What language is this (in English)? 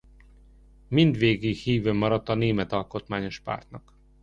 Hungarian